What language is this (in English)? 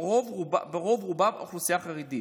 Hebrew